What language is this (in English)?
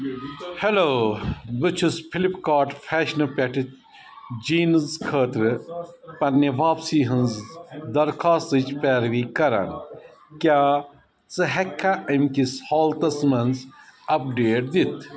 Kashmiri